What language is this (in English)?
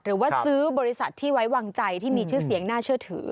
Thai